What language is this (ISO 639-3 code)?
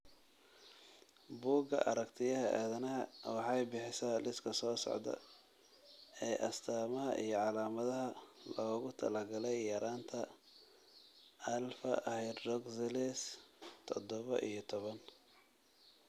som